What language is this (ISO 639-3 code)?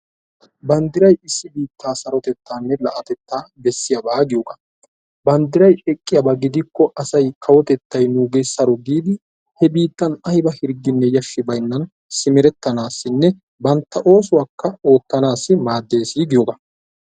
wal